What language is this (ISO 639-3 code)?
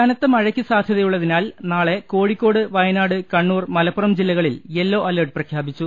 mal